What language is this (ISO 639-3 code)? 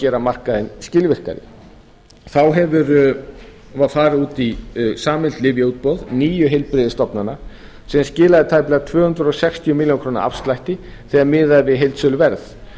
isl